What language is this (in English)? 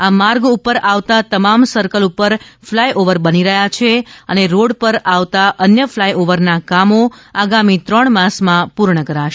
Gujarati